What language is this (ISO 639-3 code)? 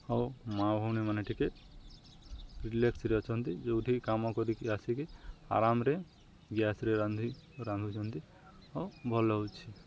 ori